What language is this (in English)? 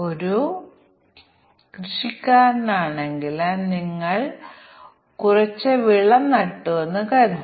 Malayalam